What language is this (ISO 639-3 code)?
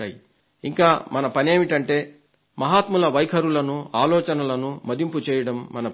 tel